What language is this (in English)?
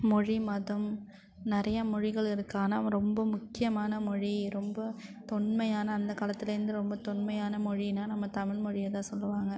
Tamil